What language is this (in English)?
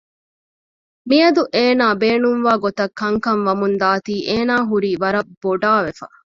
Divehi